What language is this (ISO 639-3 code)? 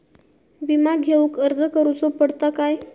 mar